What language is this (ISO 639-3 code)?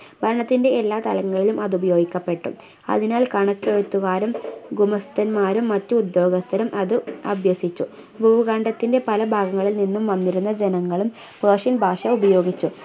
mal